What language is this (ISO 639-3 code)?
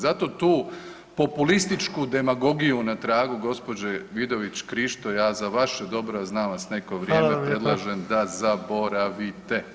hrv